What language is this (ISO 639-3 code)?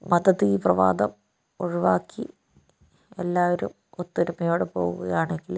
mal